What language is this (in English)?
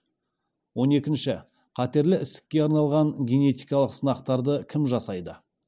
Kazakh